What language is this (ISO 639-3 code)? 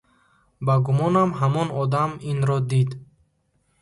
tgk